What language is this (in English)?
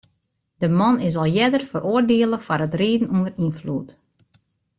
Western Frisian